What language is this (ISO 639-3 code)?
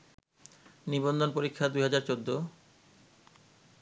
ben